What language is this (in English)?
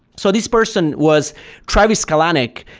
English